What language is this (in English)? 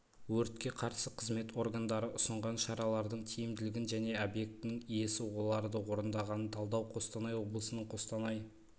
Kazakh